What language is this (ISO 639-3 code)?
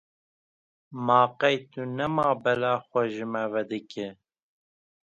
kur